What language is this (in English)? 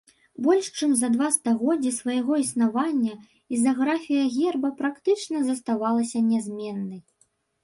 Belarusian